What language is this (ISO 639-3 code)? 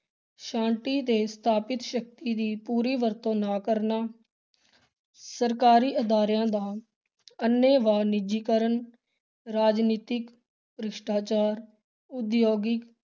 pan